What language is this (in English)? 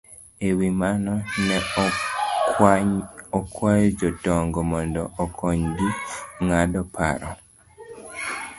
Luo (Kenya and Tanzania)